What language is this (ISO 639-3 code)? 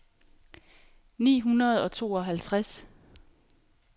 dan